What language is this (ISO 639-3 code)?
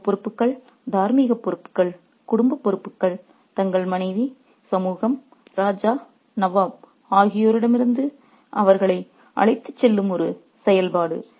tam